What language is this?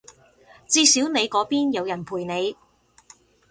Cantonese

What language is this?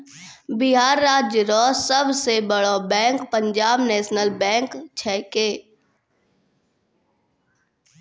Maithili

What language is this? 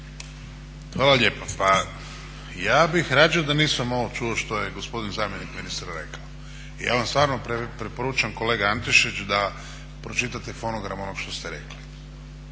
Croatian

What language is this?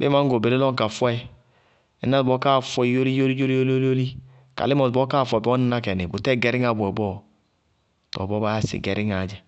Bago-Kusuntu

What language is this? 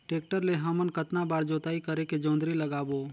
Chhattisgarhi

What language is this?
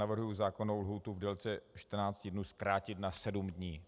Czech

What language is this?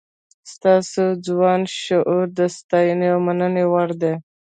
Pashto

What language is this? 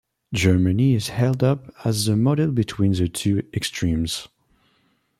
English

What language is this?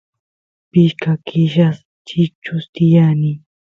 Santiago del Estero Quichua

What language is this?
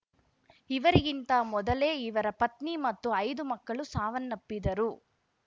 Kannada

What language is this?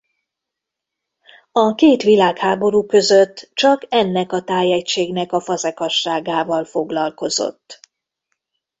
Hungarian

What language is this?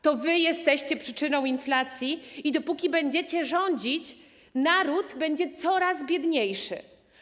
Polish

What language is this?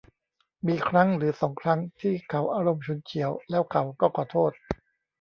Thai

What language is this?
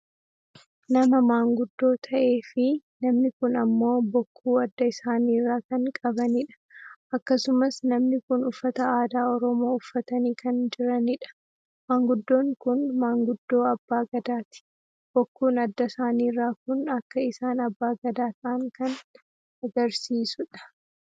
Oromo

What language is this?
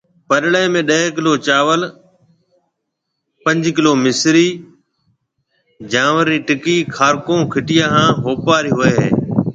Marwari (Pakistan)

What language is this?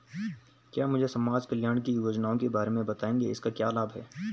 Hindi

